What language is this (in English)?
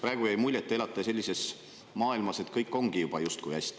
Estonian